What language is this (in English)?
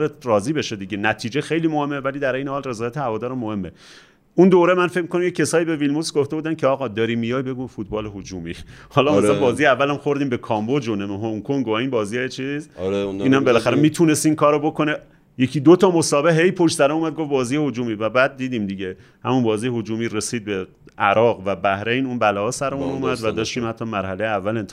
Persian